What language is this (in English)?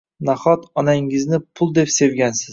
Uzbek